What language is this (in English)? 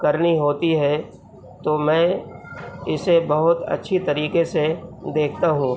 Urdu